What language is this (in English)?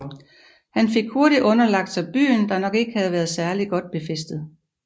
Danish